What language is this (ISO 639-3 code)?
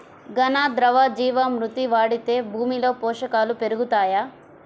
tel